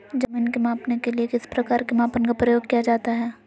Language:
Magahi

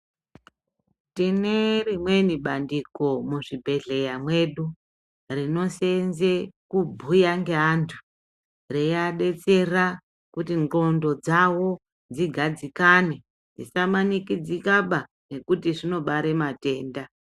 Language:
Ndau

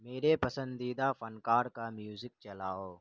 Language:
Urdu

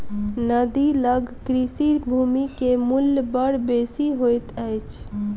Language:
Maithili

